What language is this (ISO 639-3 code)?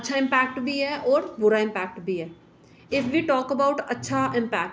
doi